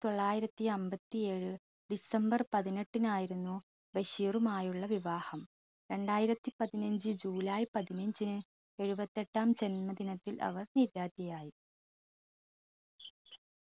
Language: Malayalam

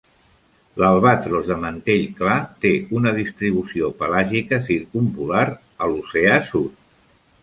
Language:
Catalan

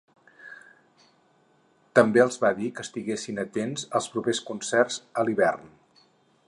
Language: Catalan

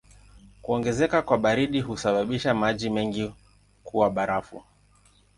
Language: Swahili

